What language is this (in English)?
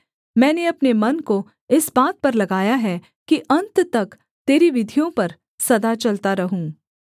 Hindi